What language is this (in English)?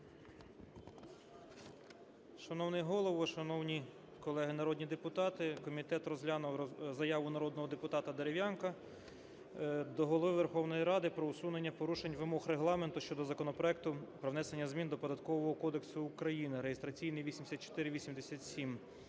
Ukrainian